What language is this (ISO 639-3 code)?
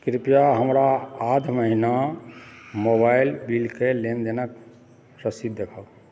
mai